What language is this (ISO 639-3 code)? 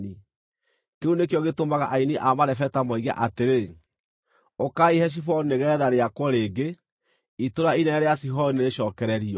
kik